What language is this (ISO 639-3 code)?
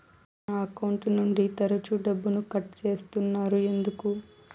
tel